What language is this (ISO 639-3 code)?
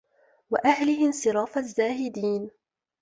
ara